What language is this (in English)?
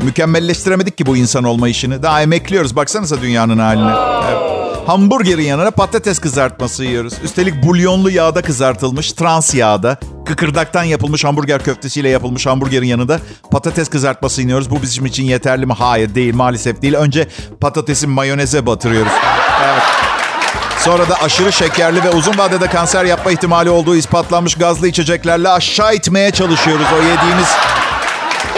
Turkish